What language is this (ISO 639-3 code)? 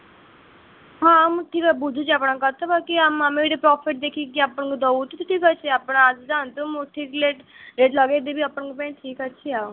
ori